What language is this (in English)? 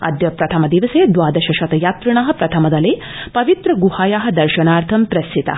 Sanskrit